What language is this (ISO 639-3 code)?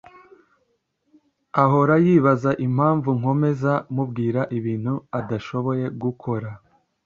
kin